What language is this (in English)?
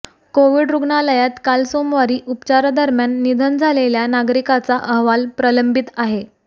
Marathi